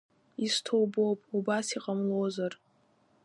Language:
Abkhazian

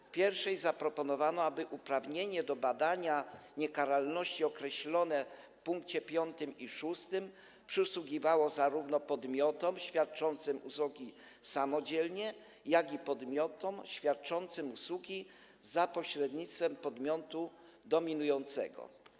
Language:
Polish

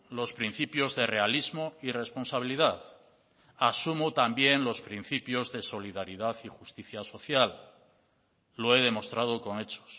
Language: Spanish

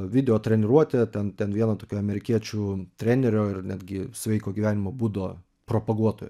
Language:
Lithuanian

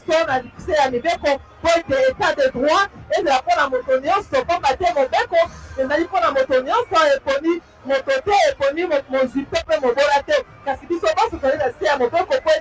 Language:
French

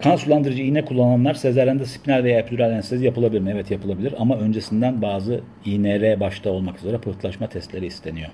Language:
Turkish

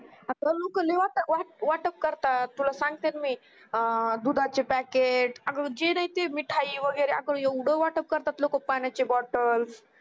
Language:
Marathi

